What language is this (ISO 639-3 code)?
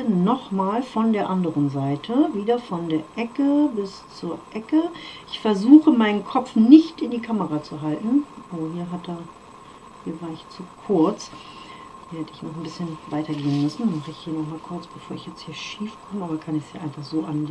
deu